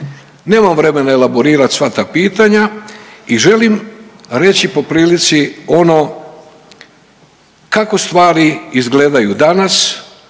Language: Croatian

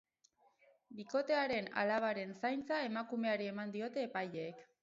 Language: Basque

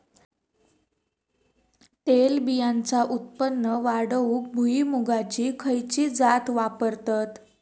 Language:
Marathi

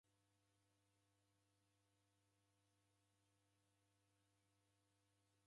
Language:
Taita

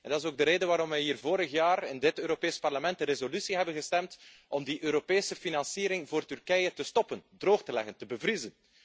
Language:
Dutch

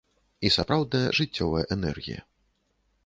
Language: Belarusian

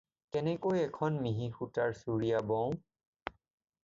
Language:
Assamese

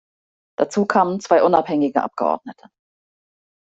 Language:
German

